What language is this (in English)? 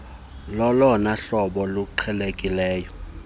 Xhosa